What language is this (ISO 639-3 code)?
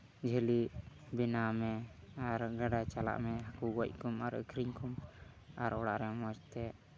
sat